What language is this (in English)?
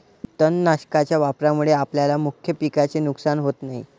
Marathi